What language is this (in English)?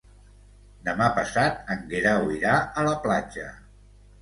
Catalan